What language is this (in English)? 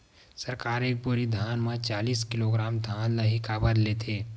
Chhattisgarhi